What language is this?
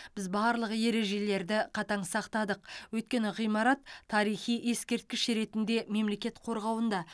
Kazakh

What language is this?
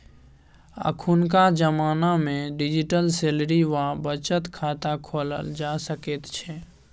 Maithili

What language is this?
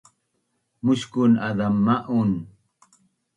Bunun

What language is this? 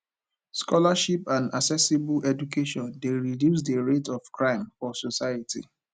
Nigerian Pidgin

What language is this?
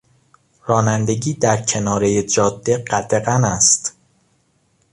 Persian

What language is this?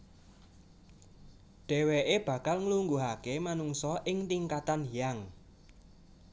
Javanese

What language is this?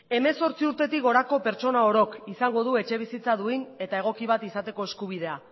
Basque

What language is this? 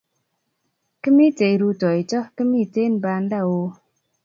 Kalenjin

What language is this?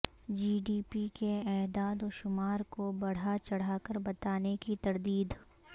Urdu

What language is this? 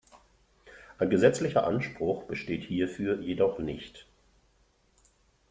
German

